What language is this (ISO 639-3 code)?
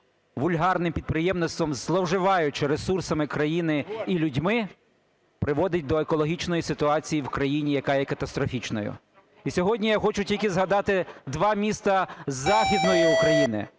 ukr